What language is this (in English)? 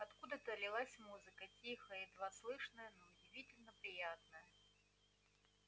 Russian